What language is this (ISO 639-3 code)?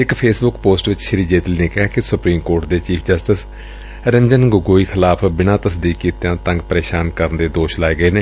pan